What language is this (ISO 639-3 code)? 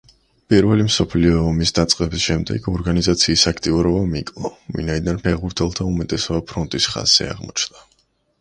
kat